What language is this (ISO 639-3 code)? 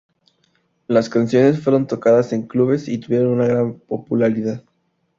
spa